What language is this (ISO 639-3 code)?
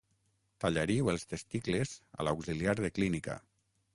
cat